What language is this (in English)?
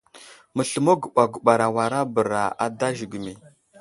Wuzlam